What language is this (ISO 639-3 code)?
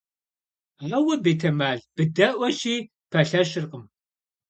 kbd